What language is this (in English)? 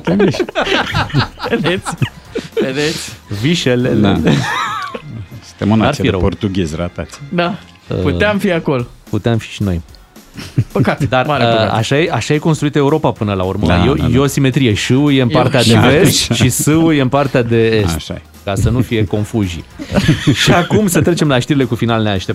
Romanian